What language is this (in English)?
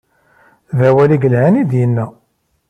Kabyle